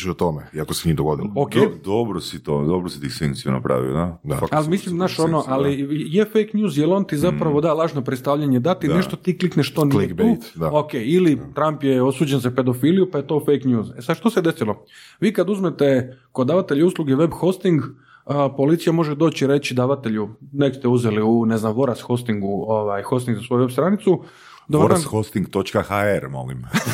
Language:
Croatian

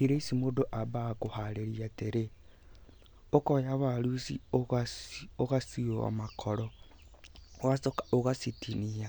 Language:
Kikuyu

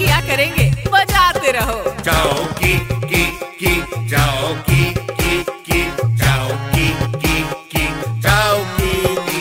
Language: Hindi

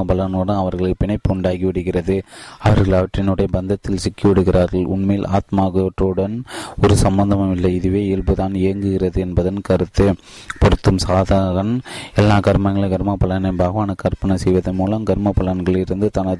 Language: Tamil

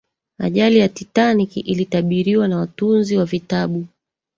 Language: Swahili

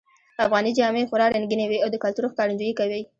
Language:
Pashto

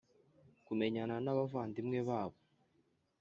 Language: Kinyarwanda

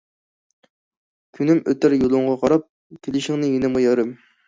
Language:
Uyghur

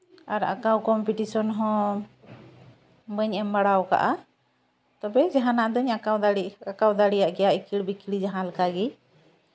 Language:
Santali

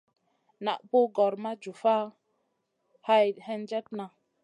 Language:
Masana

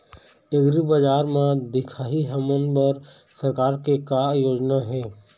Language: Chhattisgarhi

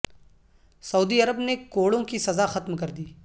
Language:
Urdu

